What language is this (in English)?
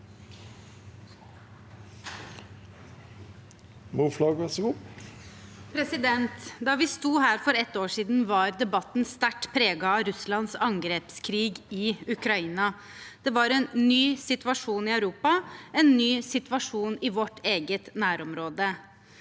Norwegian